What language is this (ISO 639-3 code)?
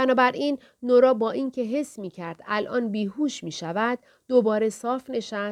fas